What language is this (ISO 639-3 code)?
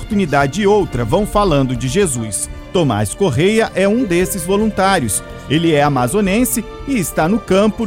por